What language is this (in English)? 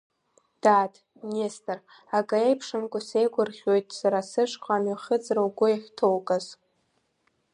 Abkhazian